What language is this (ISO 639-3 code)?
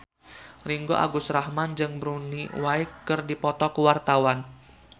sun